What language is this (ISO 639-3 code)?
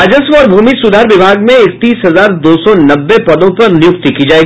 hin